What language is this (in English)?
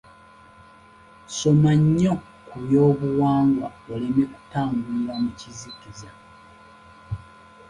Ganda